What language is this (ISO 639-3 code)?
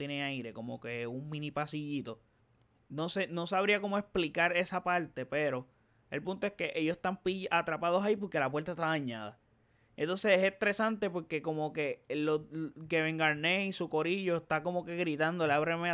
spa